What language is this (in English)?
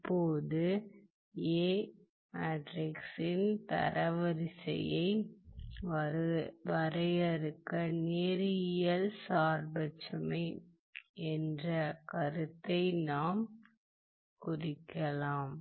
Tamil